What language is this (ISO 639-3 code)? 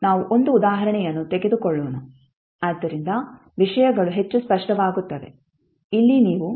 kan